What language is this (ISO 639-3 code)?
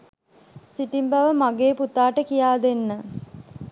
sin